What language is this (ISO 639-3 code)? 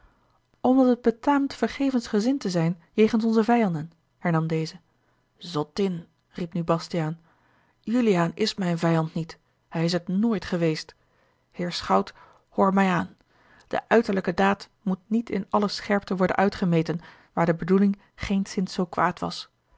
nld